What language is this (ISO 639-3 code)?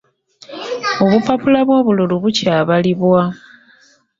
lug